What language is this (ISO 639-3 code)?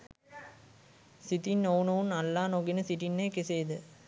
sin